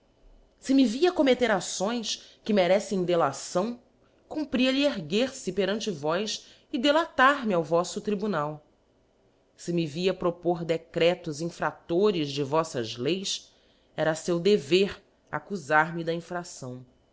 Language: Portuguese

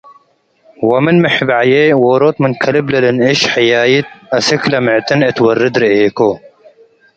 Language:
Tigre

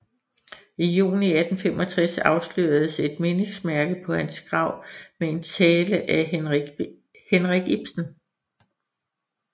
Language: Danish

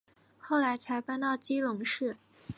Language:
Chinese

